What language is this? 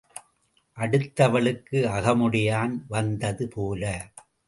Tamil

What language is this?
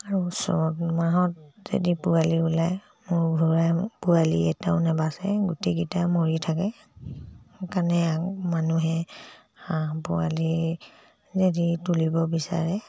Assamese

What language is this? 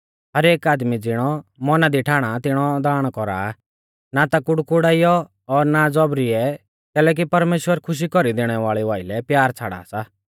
Mahasu Pahari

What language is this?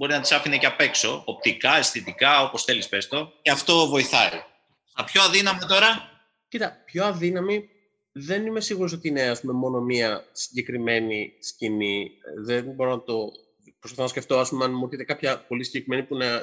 Greek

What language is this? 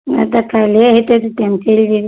Maithili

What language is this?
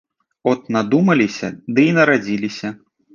Belarusian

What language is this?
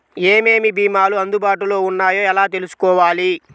Telugu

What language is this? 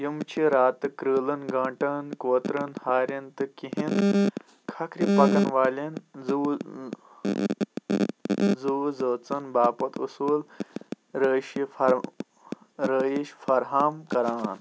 Kashmiri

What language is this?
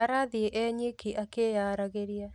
Kikuyu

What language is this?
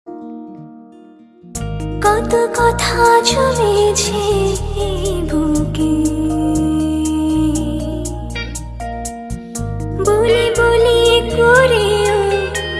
Bangla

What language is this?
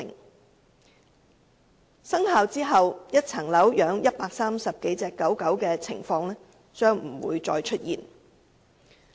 Cantonese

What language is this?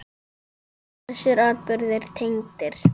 Icelandic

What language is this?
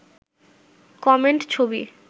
Bangla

